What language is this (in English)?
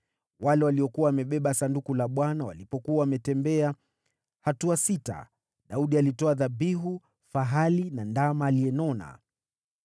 Swahili